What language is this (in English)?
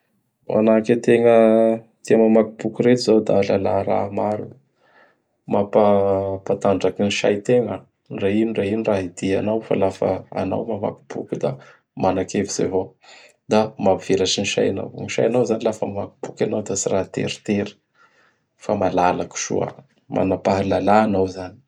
Bara Malagasy